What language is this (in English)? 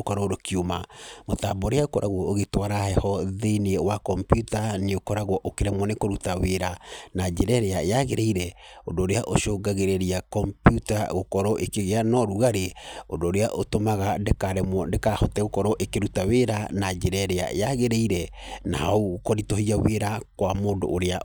Kikuyu